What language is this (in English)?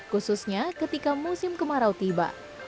Indonesian